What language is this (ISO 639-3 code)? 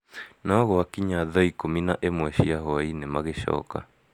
kik